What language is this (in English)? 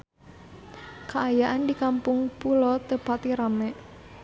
Sundanese